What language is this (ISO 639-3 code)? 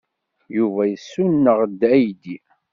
kab